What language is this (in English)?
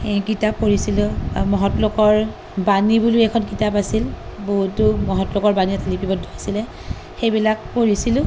Assamese